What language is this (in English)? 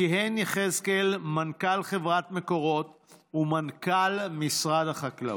Hebrew